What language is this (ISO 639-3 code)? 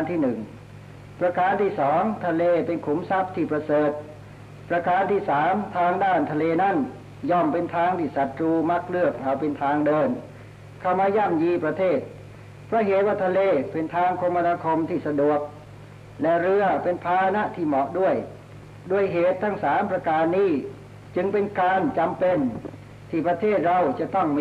tha